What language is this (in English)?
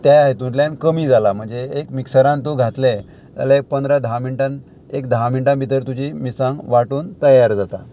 Konkani